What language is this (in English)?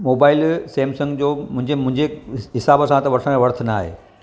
Sindhi